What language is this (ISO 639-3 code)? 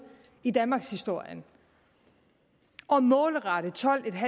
dan